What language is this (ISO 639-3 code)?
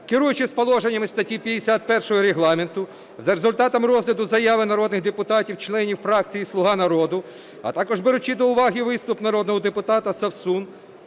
ukr